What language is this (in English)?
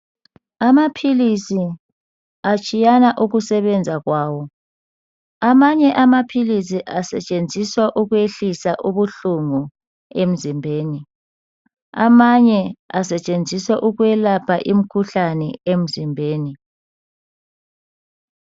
North Ndebele